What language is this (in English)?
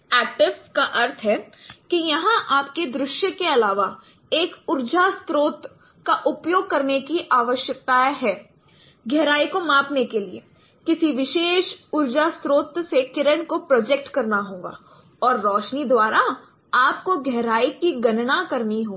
Hindi